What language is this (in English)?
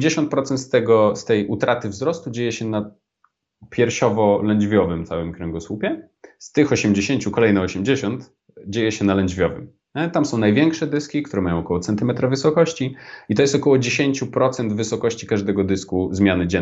Polish